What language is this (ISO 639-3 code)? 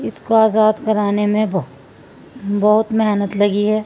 urd